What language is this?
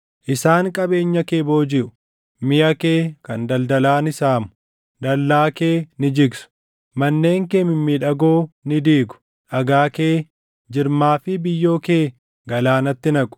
Oromo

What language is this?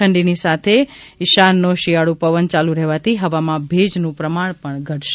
Gujarati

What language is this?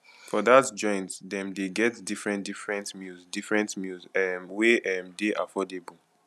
Nigerian Pidgin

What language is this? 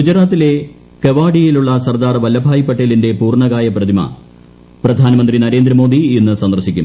Malayalam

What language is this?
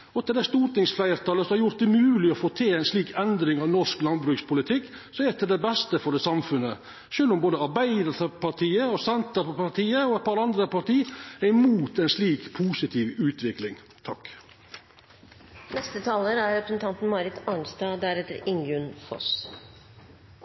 Norwegian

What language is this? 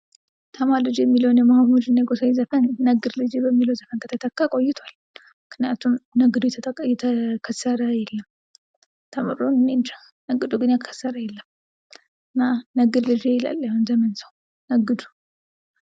Amharic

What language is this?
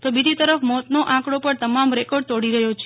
Gujarati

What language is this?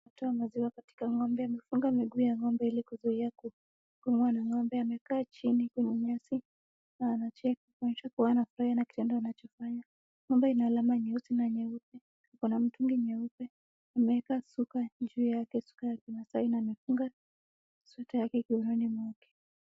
Swahili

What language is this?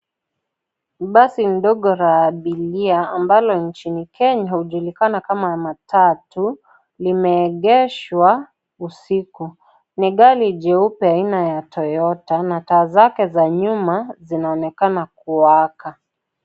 Swahili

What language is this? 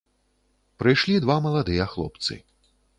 Belarusian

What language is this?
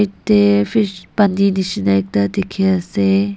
Naga Pidgin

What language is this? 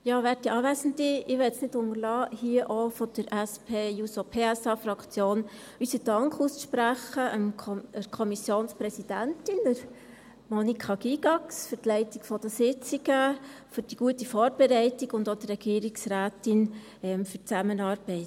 Swiss German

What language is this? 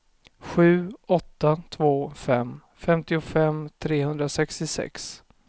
Swedish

